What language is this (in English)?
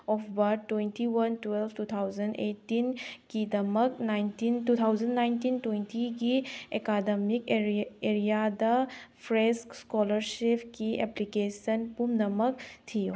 Manipuri